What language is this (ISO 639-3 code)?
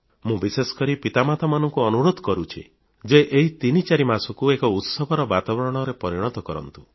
ori